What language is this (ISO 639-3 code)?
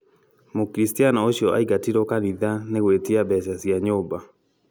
kik